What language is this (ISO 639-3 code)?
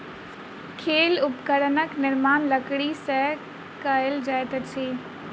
mai